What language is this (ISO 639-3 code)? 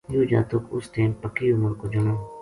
gju